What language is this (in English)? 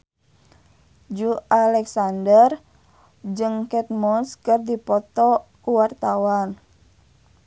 Sundanese